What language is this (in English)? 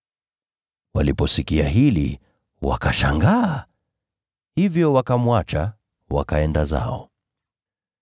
Swahili